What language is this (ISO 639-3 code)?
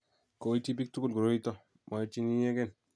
kln